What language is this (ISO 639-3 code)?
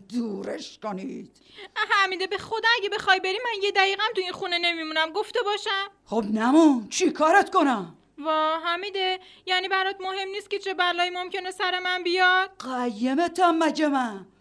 fas